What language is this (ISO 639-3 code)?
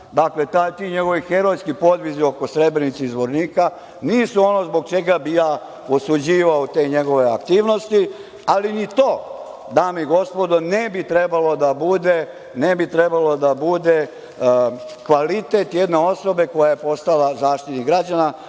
srp